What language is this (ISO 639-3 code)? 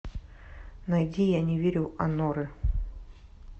rus